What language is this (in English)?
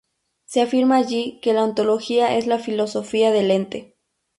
Spanish